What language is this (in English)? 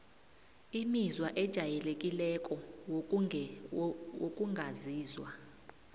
South Ndebele